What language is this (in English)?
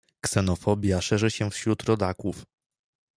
Polish